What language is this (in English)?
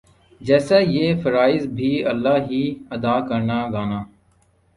Urdu